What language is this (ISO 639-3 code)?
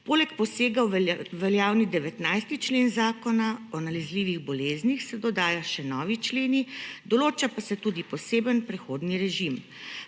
slv